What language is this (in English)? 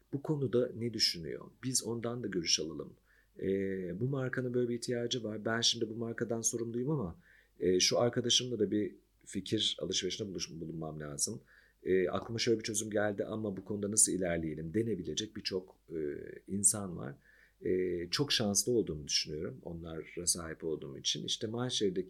Turkish